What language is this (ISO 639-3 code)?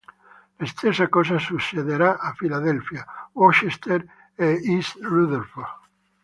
ita